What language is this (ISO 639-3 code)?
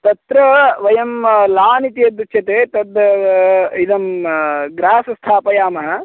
san